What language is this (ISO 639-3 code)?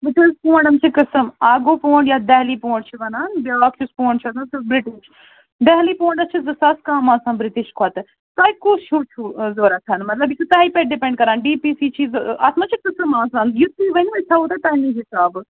kas